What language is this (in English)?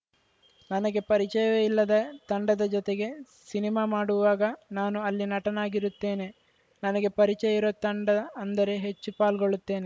Kannada